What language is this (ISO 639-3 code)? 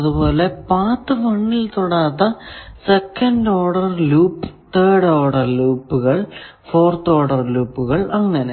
mal